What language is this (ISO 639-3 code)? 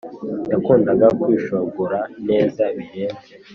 kin